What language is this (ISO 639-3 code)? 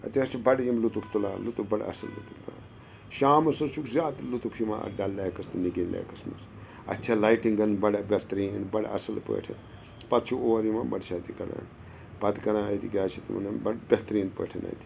kas